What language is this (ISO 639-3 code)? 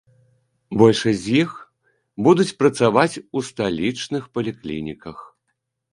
bel